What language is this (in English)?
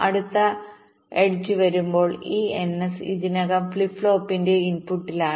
Malayalam